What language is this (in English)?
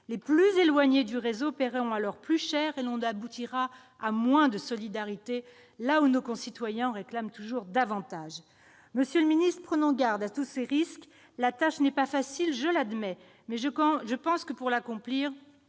French